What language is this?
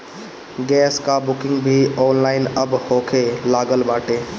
Bhojpuri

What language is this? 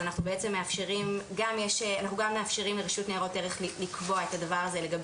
Hebrew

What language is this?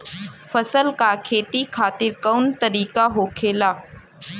Bhojpuri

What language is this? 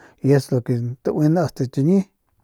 Northern Pame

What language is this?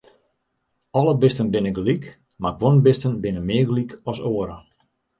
Western Frisian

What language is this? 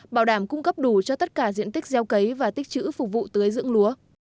Vietnamese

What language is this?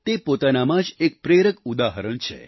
Gujarati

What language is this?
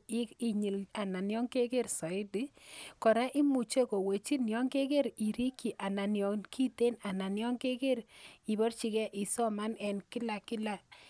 Kalenjin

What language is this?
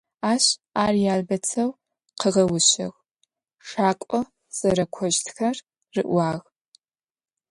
Adyghe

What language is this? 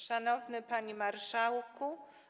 Polish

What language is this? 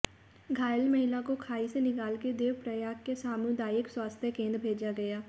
Hindi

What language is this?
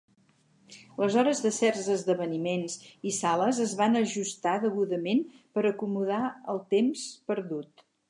Catalan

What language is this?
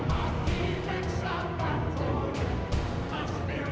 Thai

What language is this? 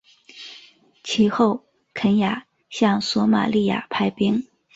Chinese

